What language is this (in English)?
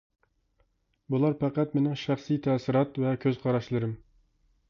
Uyghur